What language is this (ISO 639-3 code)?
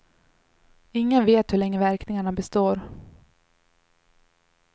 swe